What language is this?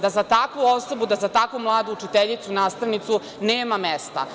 Serbian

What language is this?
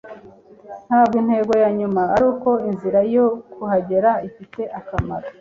Kinyarwanda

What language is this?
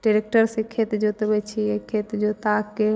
Maithili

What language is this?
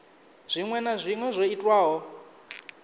Venda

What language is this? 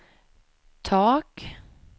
Swedish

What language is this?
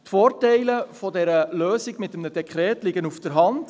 Swiss German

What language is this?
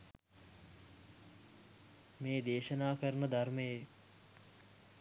Sinhala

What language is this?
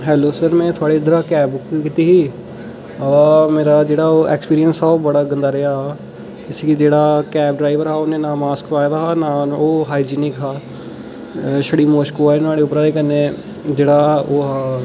Dogri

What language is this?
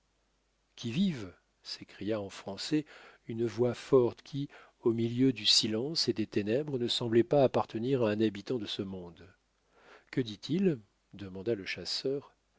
French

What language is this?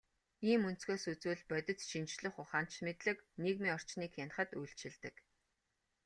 Mongolian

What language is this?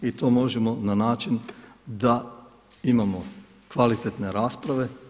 Croatian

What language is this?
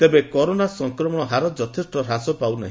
Odia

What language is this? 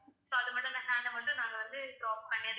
Tamil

